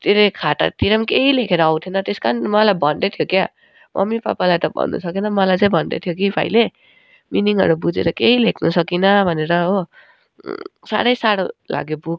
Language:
Nepali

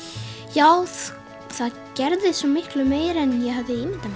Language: Icelandic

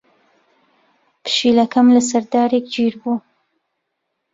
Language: Central Kurdish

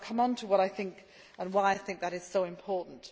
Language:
English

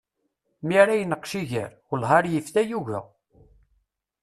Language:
Kabyle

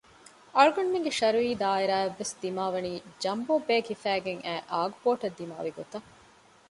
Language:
Divehi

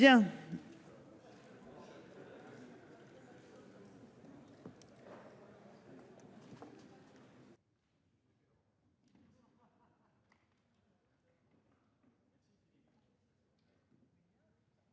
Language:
French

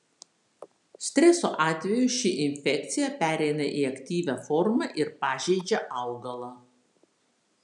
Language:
Lithuanian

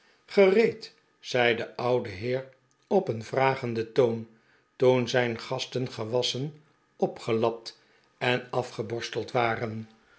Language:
Dutch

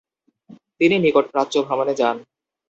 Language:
Bangla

